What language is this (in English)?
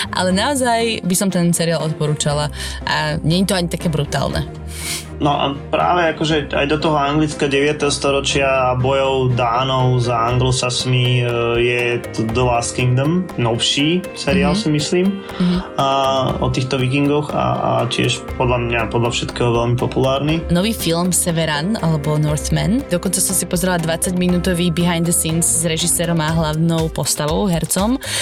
Slovak